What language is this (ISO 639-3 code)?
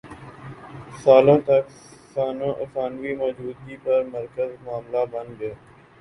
urd